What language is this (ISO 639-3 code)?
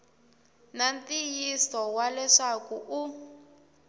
tso